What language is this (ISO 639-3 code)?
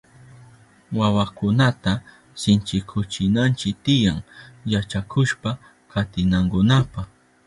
qup